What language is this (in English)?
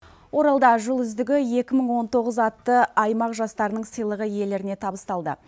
Kazakh